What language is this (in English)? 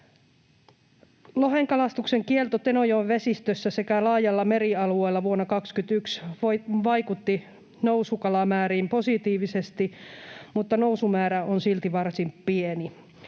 Finnish